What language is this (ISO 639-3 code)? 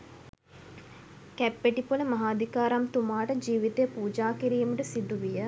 sin